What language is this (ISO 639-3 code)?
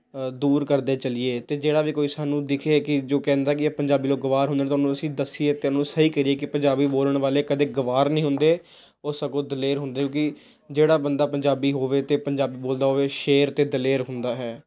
pan